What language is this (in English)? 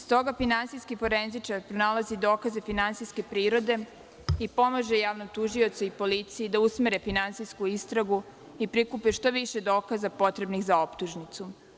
Serbian